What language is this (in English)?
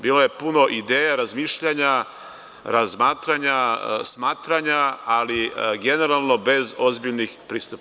Serbian